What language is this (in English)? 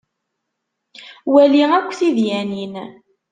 Kabyle